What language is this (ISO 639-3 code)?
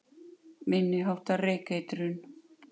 isl